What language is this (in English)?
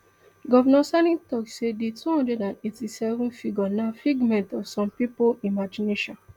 Nigerian Pidgin